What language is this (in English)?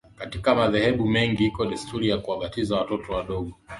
Swahili